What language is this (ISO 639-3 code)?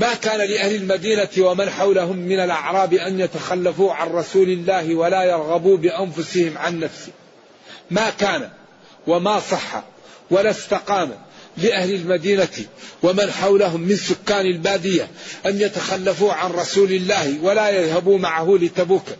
ara